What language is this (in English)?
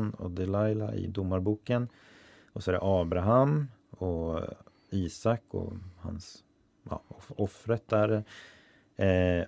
Swedish